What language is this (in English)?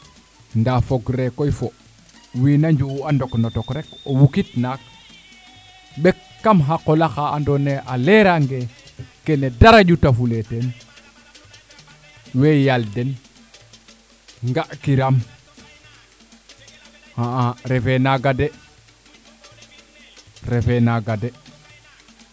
Serer